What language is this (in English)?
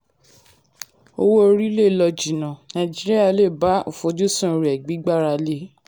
Yoruba